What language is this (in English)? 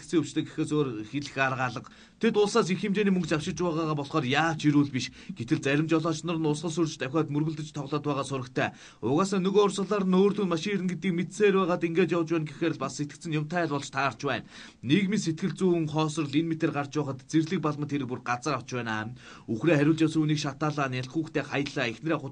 Turkish